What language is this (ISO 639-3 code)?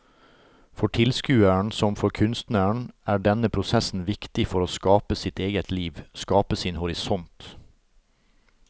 nor